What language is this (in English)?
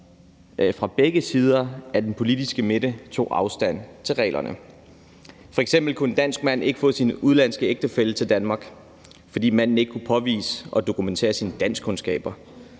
Danish